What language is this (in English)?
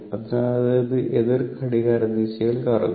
Malayalam